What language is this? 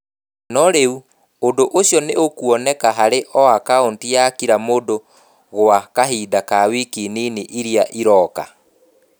Kikuyu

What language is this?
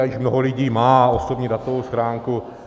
Czech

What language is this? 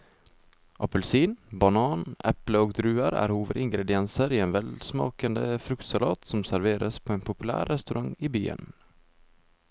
Norwegian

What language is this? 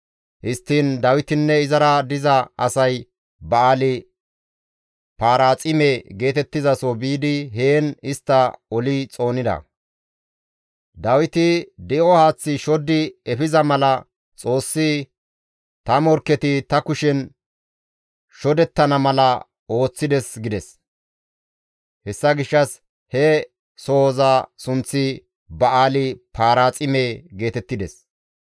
Gamo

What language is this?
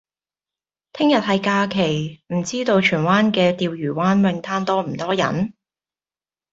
Cantonese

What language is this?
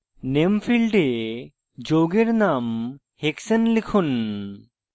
Bangla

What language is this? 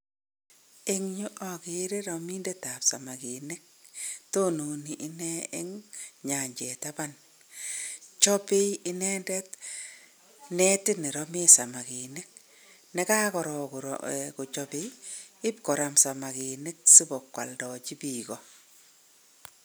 Kalenjin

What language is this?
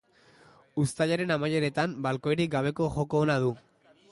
Basque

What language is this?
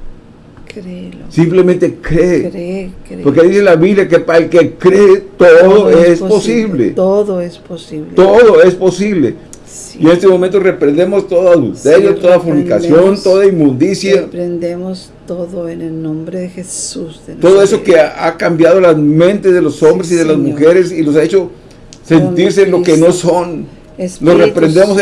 Spanish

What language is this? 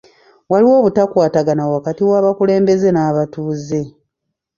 Ganda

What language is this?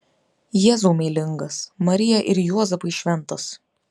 Lithuanian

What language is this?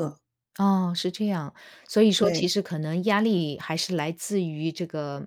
Chinese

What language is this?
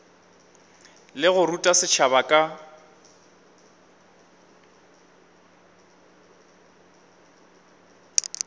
Northern Sotho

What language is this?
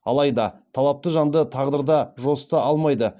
Kazakh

